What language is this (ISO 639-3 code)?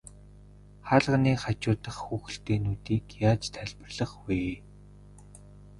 mon